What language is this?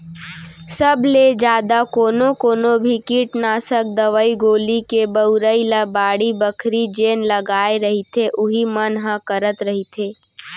Chhattisgarhi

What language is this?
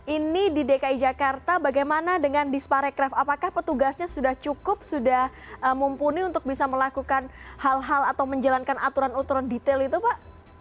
Indonesian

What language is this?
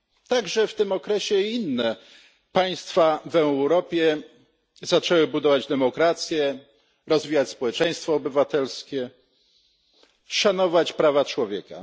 Polish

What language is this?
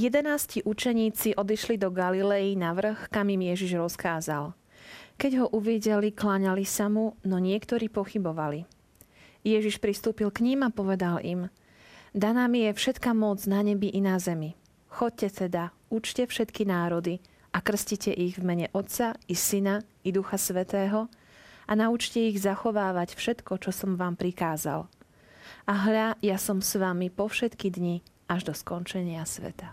Slovak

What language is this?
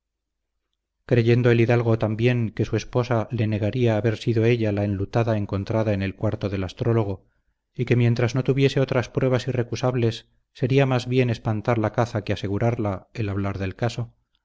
Spanish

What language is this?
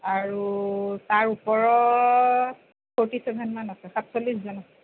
Assamese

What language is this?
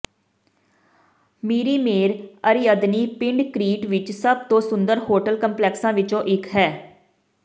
Punjabi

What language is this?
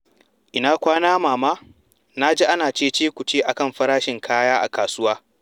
Hausa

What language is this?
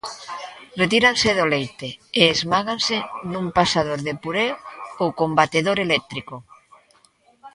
Galician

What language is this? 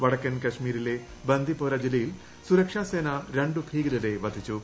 Malayalam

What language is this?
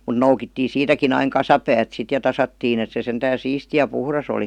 Finnish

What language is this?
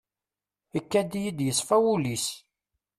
Kabyle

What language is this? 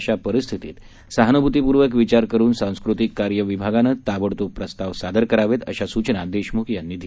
Marathi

